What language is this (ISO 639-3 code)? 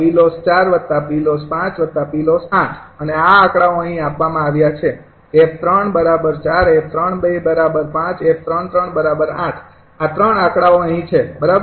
guj